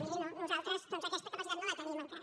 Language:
Catalan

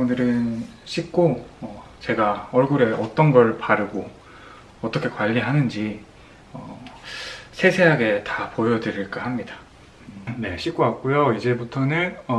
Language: Korean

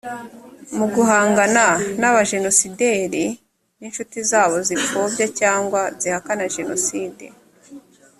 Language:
Kinyarwanda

